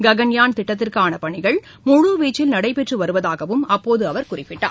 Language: Tamil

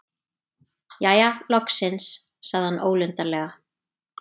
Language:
Icelandic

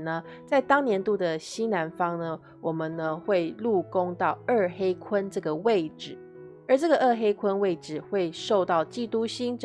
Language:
Chinese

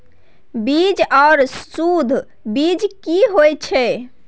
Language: Maithili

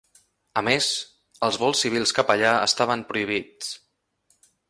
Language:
Catalan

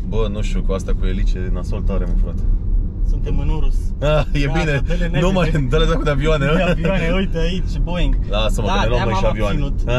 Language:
Romanian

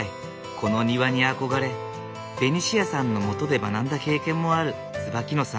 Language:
Japanese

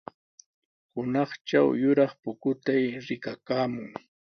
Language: Sihuas Ancash Quechua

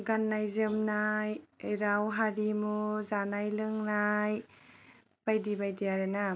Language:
Bodo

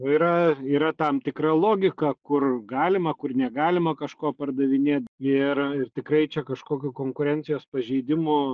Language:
Lithuanian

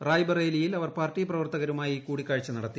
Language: Malayalam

